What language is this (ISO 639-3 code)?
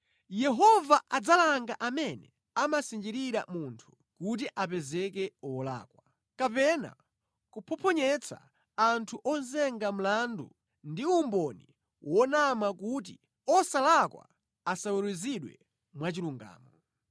nya